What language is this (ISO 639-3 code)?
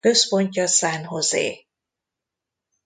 hun